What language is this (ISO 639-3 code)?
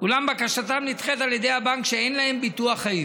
heb